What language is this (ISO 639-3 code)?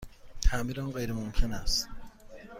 fas